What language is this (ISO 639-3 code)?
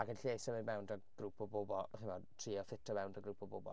cym